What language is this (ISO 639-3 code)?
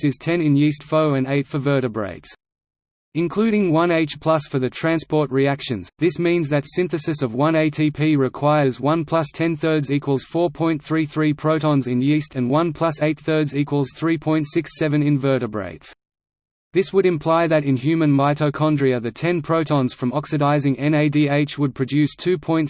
eng